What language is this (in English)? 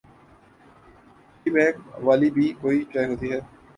Urdu